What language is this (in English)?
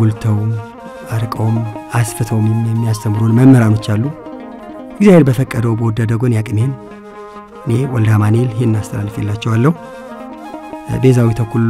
Arabic